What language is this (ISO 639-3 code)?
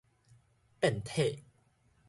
nan